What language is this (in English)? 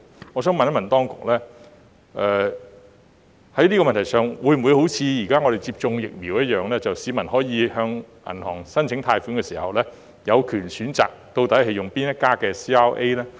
Cantonese